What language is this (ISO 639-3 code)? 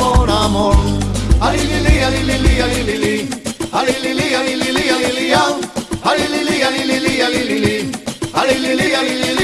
tur